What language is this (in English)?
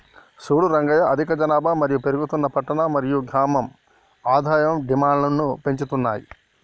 Telugu